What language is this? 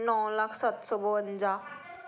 Punjabi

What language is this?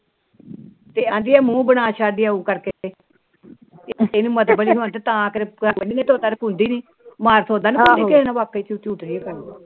Punjabi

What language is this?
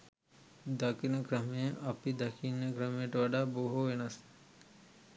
Sinhala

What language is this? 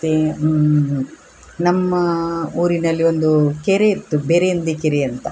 Kannada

